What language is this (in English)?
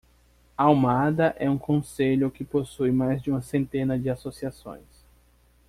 Portuguese